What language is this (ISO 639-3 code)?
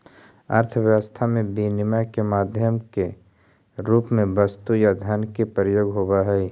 mag